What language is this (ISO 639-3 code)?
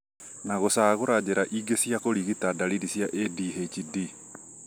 kik